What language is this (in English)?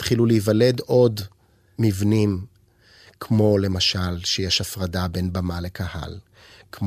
Hebrew